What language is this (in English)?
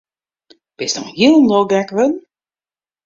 Western Frisian